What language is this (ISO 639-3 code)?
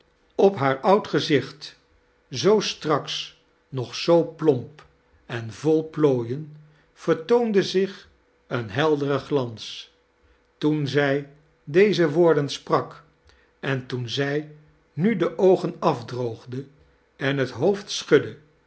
nld